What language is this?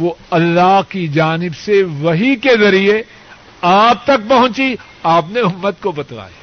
Urdu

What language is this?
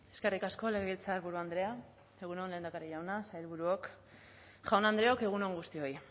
Basque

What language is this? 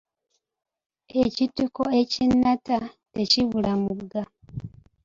Ganda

